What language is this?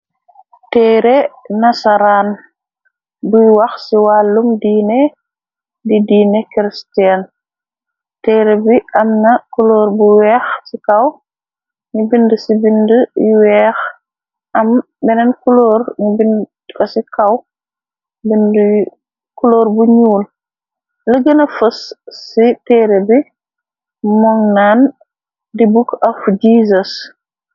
Wolof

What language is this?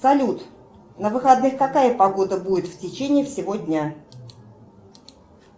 Russian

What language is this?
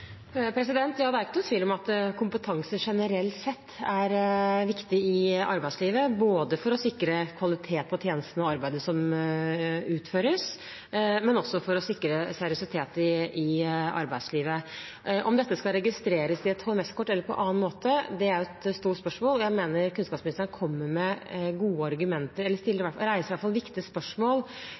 Norwegian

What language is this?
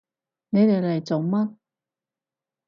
Cantonese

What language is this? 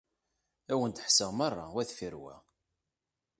Kabyle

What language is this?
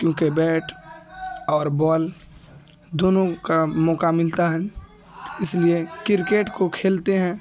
Urdu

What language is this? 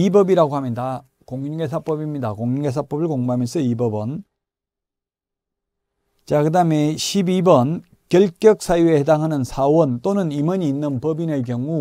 Korean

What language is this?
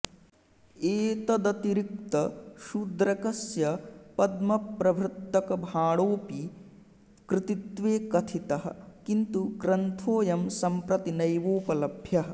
Sanskrit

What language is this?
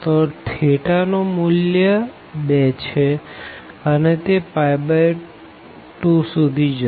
Gujarati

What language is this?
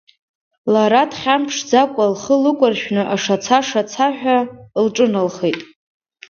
Abkhazian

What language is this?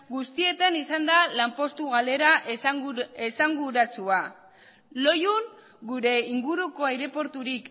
Basque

